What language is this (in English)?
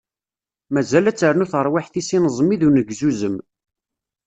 Kabyle